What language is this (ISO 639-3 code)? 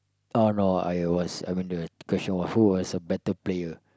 eng